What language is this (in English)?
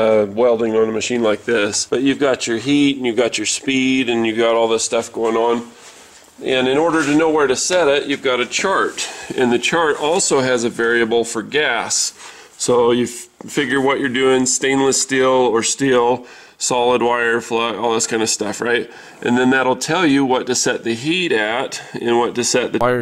English